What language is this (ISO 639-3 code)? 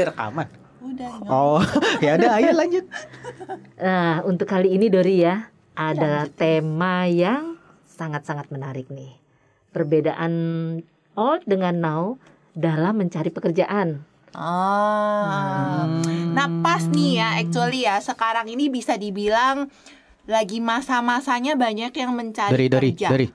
ind